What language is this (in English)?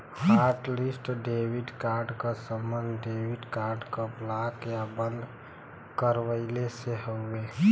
Bhojpuri